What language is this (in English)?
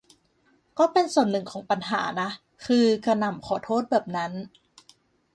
Thai